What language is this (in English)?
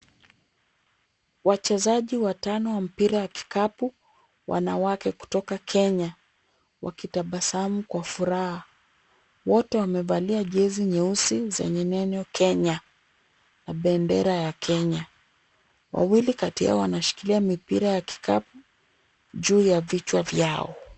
Swahili